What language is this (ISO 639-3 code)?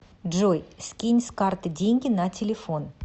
rus